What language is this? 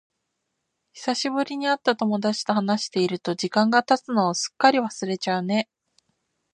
Japanese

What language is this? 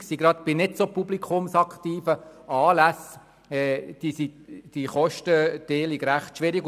Swiss German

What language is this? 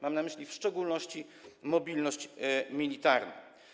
Polish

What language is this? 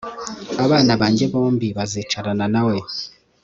Kinyarwanda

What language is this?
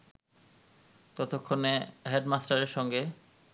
Bangla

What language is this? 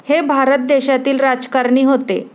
Marathi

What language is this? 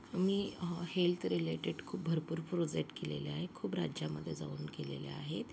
Marathi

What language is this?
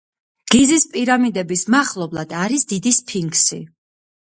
Georgian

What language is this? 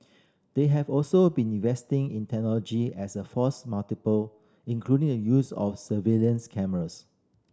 English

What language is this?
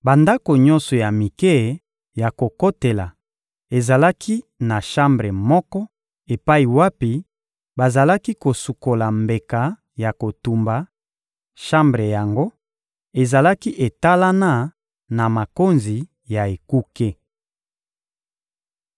Lingala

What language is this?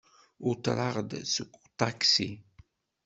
Kabyle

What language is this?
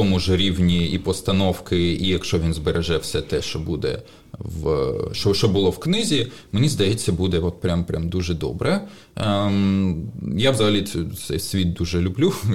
Ukrainian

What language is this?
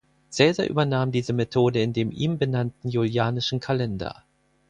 German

